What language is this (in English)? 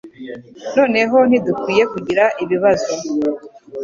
Kinyarwanda